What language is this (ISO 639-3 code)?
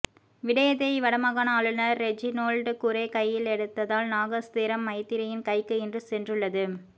tam